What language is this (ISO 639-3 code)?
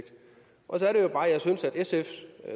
dan